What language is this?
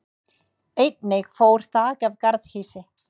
Icelandic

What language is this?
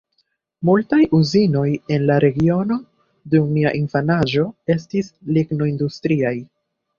Esperanto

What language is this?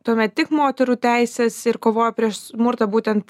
Lithuanian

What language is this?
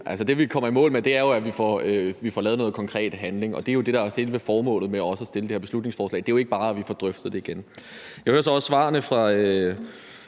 Danish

